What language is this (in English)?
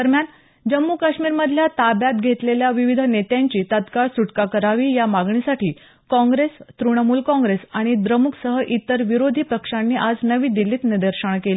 Marathi